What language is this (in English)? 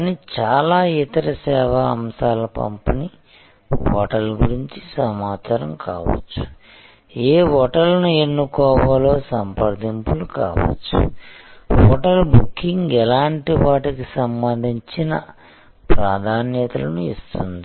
Telugu